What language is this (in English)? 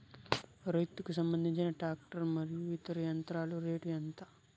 Telugu